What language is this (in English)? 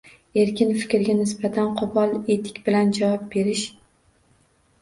Uzbek